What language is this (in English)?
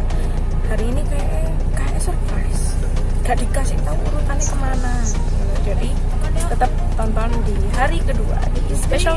Indonesian